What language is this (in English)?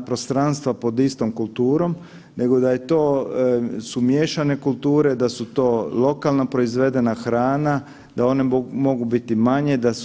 Croatian